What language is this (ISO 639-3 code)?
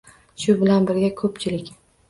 uzb